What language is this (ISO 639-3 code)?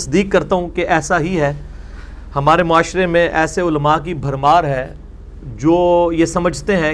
urd